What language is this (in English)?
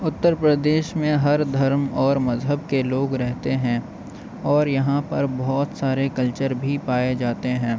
Urdu